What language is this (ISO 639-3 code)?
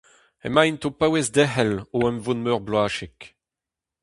bre